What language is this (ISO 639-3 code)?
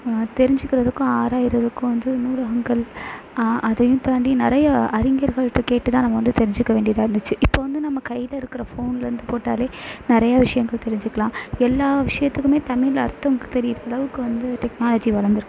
tam